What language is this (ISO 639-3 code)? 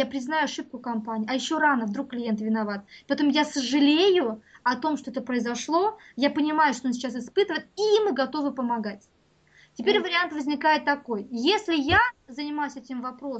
rus